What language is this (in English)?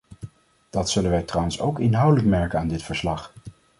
Dutch